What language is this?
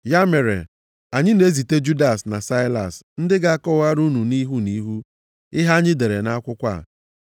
Igbo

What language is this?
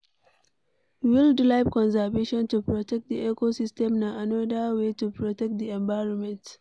Nigerian Pidgin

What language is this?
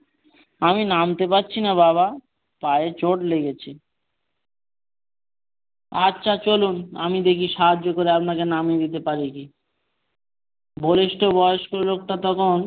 Bangla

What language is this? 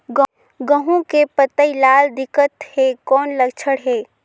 Chhattisgarhi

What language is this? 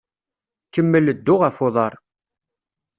Kabyle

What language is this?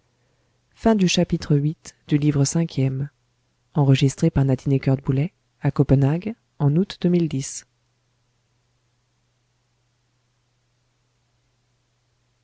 French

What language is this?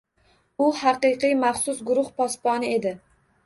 Uzbek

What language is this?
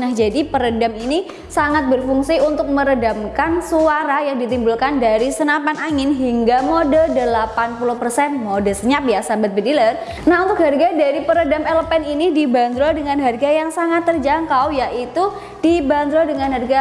Indonesian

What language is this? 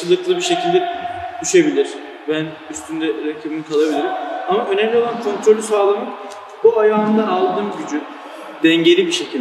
Turkish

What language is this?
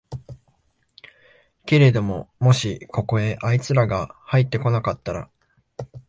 Japanese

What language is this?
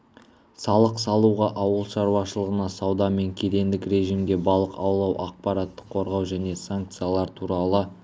Kazakh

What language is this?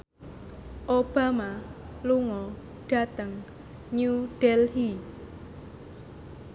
Javanese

